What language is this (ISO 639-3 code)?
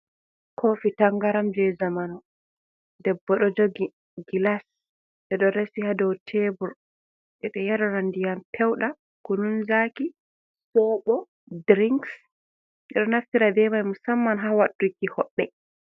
ful